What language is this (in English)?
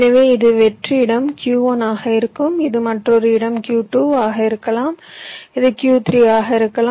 Tamil